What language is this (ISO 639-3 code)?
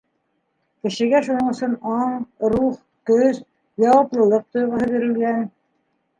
bak